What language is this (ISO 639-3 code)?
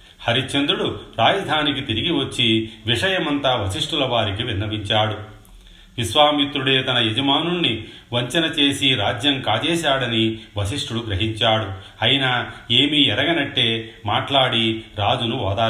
tel